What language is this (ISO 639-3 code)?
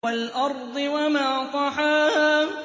ara